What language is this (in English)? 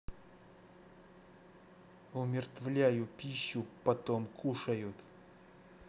Russian